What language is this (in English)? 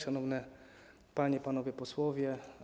Polish